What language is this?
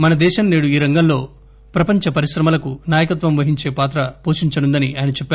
Telugu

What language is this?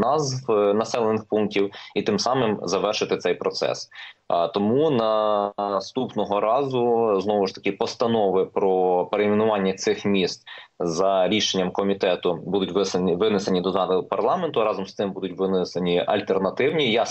Ukrainian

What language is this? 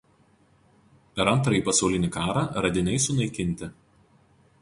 Lithuanian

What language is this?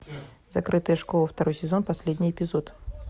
Russian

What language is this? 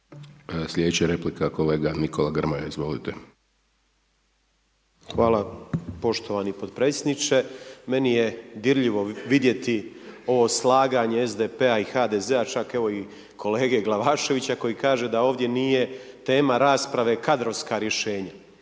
Croatian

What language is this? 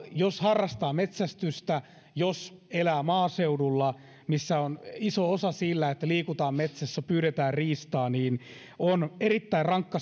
Finnish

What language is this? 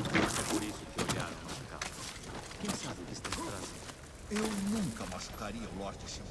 Portuguese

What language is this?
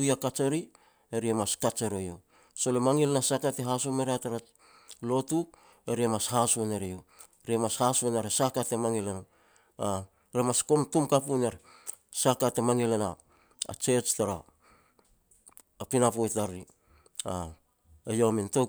Petats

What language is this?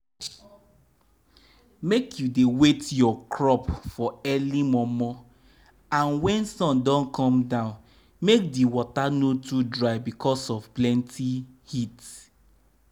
Nigerian Pidgin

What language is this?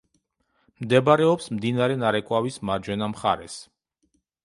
Georgian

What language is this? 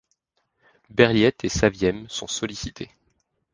French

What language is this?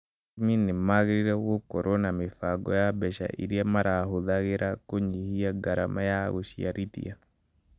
Kikuyu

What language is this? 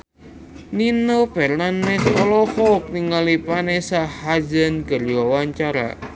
Sundanese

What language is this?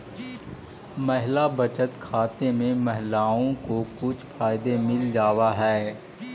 Magahi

